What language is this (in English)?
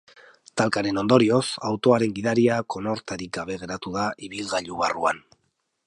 Basque